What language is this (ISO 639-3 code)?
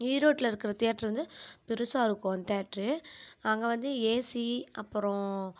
tam